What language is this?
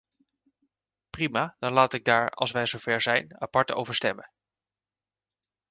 Dutch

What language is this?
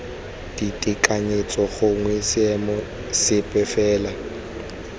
Tswana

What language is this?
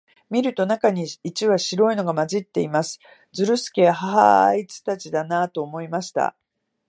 Japanese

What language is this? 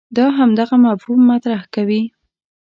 Pashto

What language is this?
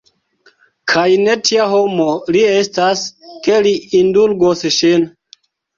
Esperanto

